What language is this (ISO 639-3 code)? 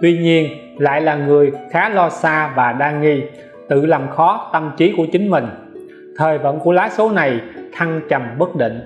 vie